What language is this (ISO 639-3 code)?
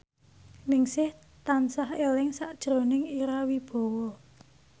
jav